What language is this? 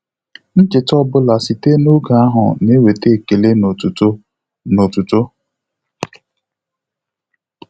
Igbo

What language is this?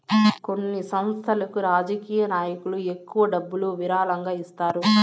Telugu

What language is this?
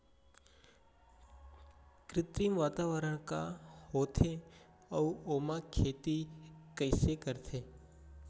Chhattisgarhi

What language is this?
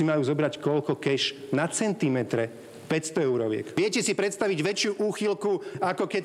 Slovak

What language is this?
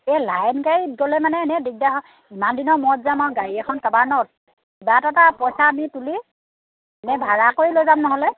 Assamese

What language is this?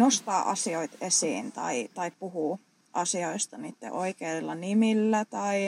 Finnish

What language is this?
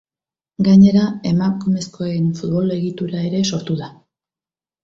Basque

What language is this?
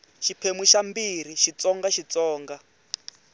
Tsonga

